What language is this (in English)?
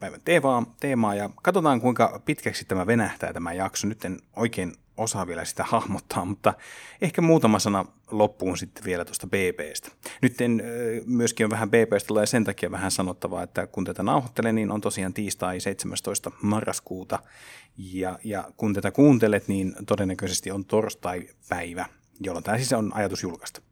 Finnish